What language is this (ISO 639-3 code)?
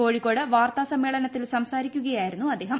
mal